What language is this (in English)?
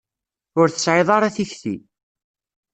Kabyle